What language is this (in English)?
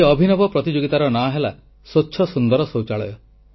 Odia